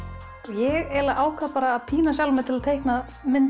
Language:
Icelandic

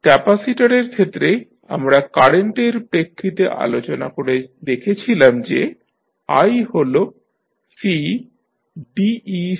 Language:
Bangla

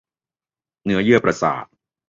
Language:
Thai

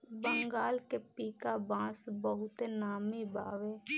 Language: Bhojpuri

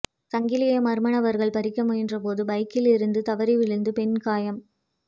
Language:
Tamil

